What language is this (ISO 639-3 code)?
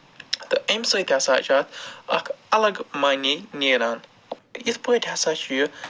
kas